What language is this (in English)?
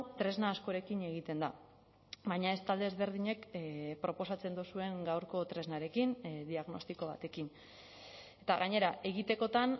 Basque